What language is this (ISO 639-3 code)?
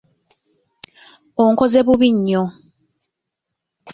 lug